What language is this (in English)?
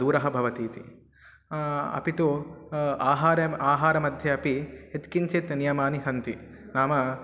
Sanskrit